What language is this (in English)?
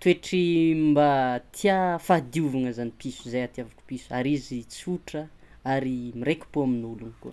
Tsimihety Malagasy